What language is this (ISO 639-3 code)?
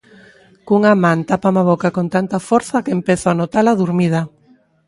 glg